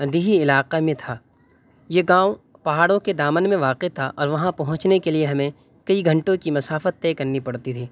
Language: Urdu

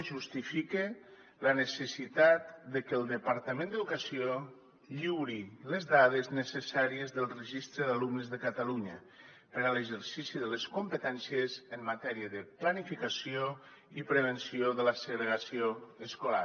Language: Catalan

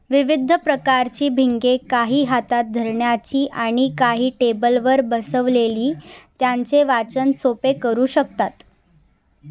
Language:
Marathi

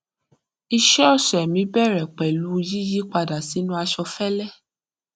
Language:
Yoruba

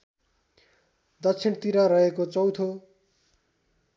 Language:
Nepali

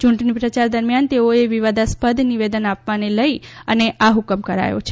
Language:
Gujarati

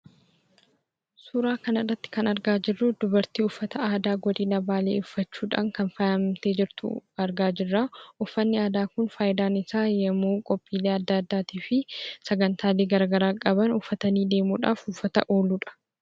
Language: Oromo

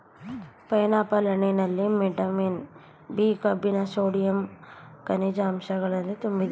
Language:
Kannada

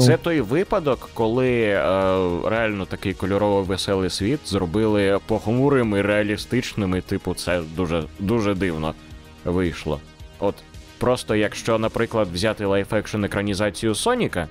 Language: Ukrainian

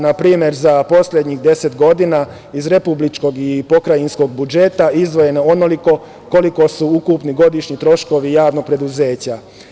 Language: Serbian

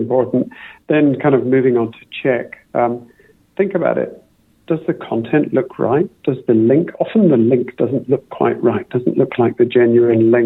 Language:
Filipino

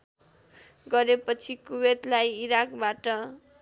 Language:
Nepali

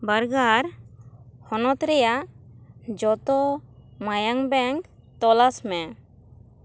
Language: Santali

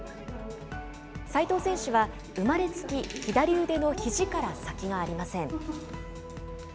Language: Japanese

